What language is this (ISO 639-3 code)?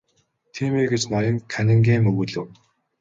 mon